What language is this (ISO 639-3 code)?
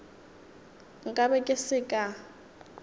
nso